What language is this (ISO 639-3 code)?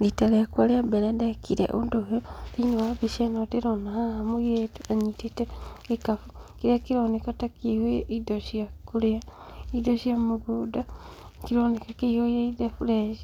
kik